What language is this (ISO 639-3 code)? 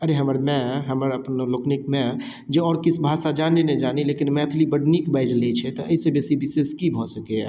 mai